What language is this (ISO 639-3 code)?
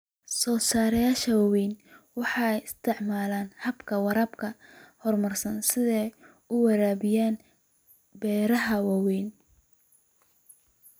som